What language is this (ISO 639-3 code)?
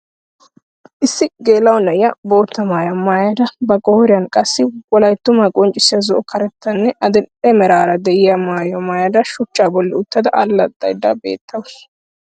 wal